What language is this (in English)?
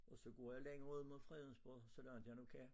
Danish